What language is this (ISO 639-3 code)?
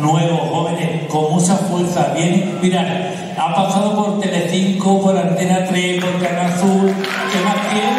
spa